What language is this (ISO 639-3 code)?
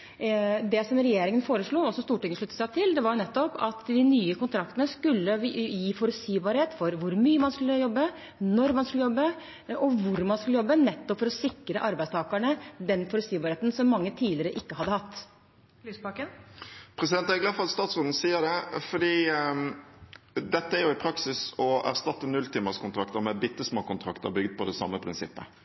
nor